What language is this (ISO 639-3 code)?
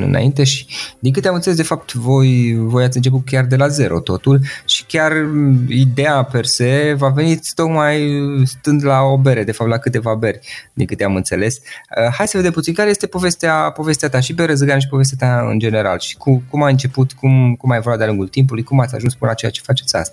ron